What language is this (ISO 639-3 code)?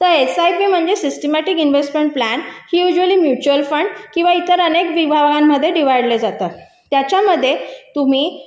mar